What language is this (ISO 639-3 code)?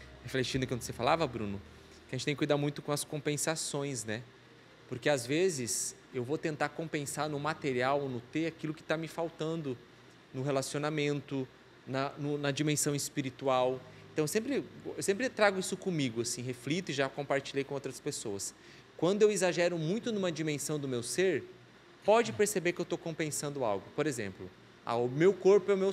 por